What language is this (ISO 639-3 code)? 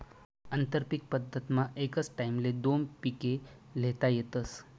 mar